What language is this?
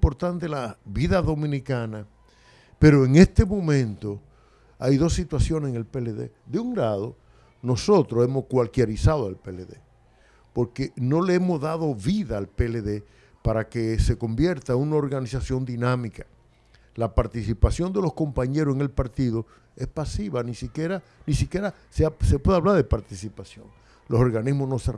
Spanish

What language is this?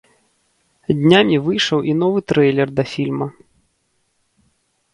Belarusian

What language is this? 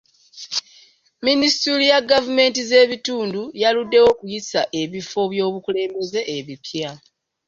Ganda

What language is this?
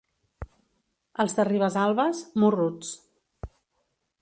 Catalan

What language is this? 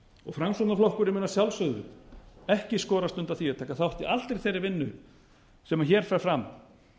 Icelandic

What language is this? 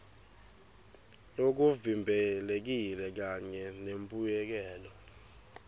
Swati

